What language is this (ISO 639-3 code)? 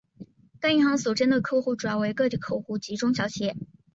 zho